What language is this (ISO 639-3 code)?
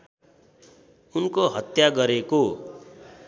nep